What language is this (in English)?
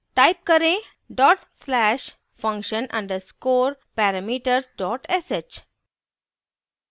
Hindi